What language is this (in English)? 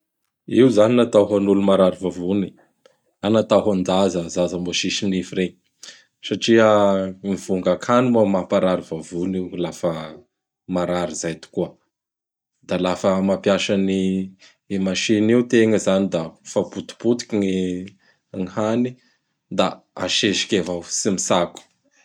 Bara Malagasy